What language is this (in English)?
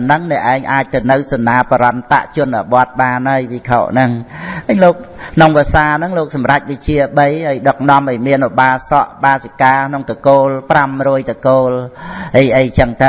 Vietnamese